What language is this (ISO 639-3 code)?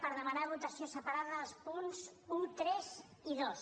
cat